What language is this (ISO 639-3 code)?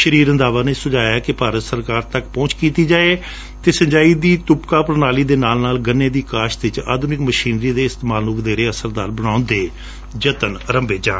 pan